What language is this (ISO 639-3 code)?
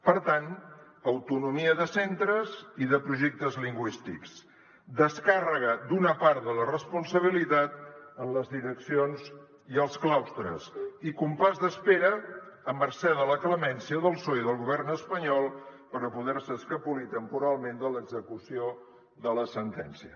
cat